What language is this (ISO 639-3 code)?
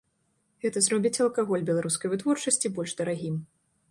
bel